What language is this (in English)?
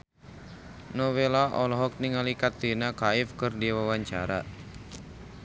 Sundanese